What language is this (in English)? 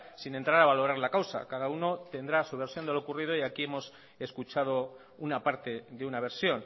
Spanish